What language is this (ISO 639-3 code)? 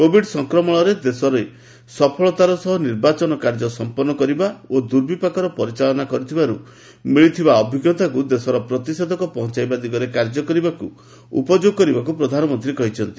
ori